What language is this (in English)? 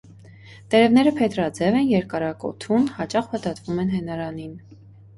Armenian